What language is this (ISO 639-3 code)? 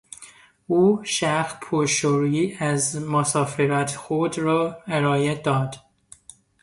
fas